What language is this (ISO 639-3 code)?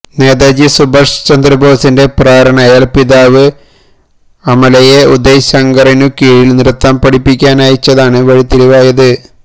mal